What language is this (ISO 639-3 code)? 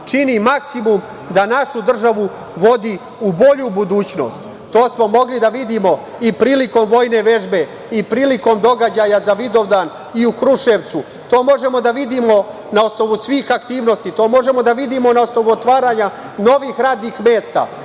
srp